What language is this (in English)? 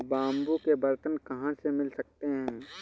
Hindi